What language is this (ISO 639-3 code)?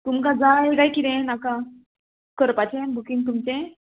kok